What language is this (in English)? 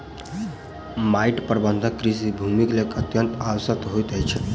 Maithili